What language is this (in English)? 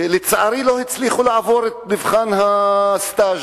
Hebrew